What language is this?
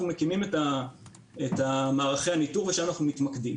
Hebrew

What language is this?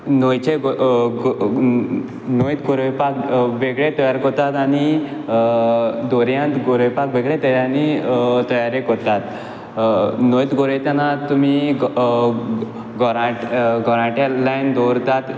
Konkani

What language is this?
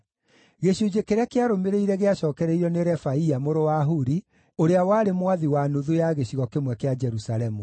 Kikuyu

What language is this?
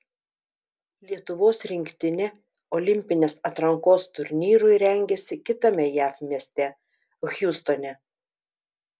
Lithuanian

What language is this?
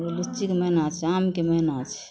Maithili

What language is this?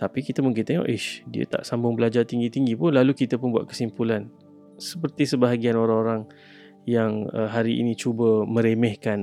Malay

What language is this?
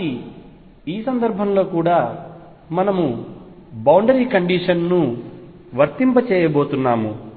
Telugu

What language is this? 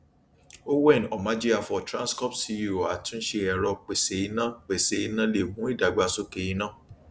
Yoruba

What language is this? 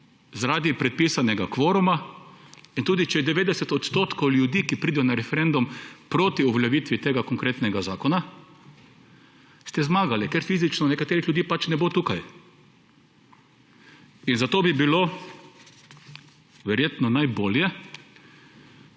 Slovenian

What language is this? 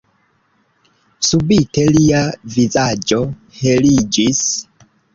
Esperanto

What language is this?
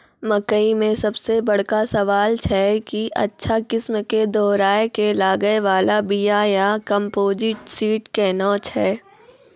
Maithili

